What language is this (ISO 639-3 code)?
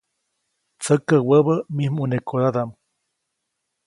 zoc